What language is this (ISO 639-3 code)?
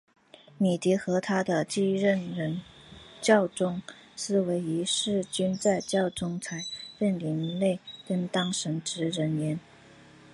zho